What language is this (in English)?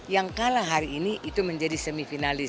Indonesian